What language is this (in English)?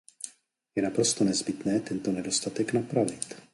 Czech